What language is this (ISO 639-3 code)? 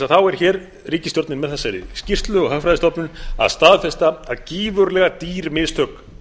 isl